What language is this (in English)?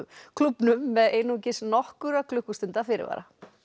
Icelandic